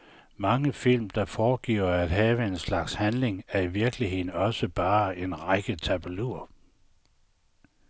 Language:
Danish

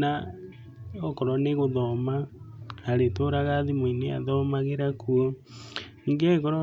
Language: Kikuyu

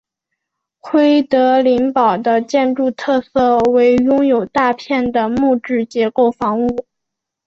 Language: Chinese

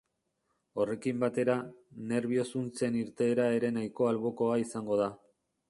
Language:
Basque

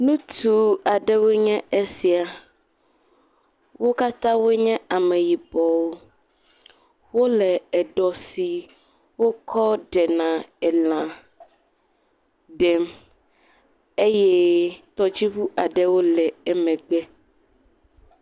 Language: Ewe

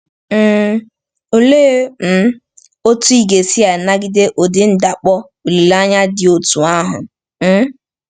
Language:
Igbo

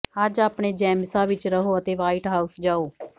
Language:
Punjabi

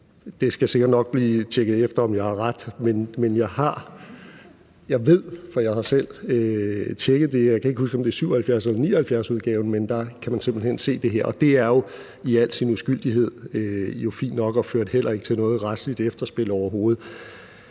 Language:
Danish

